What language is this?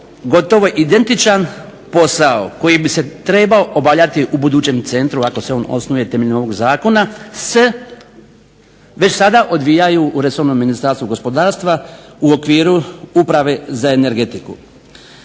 Croatian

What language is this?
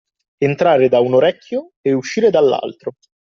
Italian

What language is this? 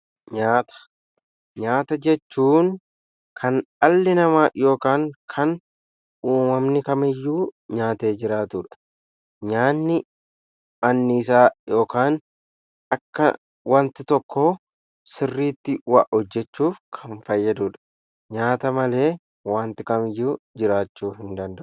Oromo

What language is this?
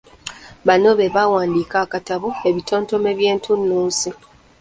Ganda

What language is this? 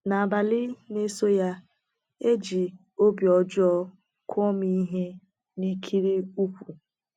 Igbo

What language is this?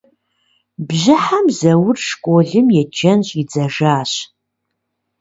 Kabardian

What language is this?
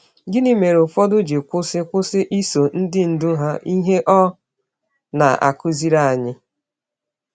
Igbo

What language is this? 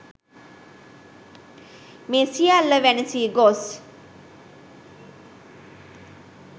Sinhala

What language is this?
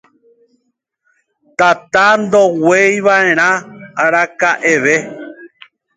Guarani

